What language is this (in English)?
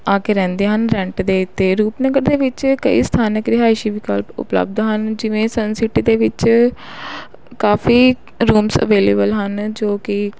Punjabi